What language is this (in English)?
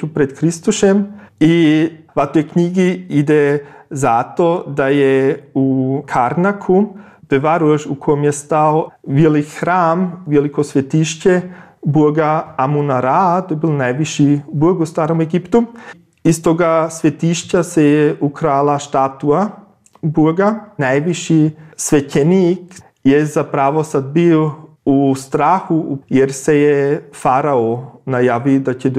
Croatian